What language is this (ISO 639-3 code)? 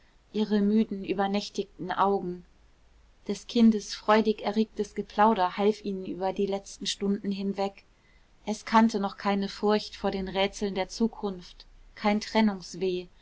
deu